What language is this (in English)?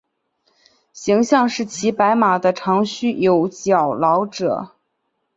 Chinese